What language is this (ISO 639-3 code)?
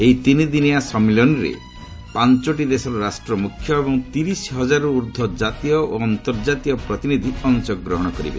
ori